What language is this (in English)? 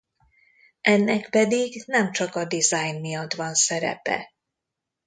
Hungarian